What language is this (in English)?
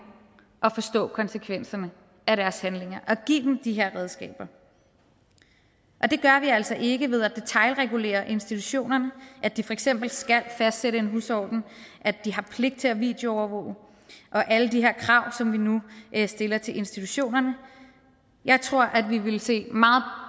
Danish